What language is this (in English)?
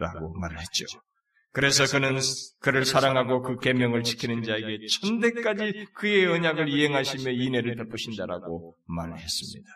Korean